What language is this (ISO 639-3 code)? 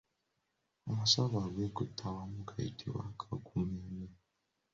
lug